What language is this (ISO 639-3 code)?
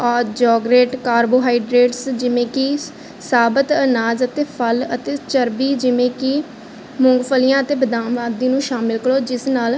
pan